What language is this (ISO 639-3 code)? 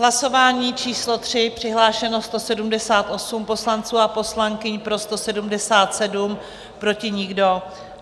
ces